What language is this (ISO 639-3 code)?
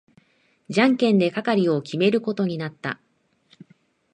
jpn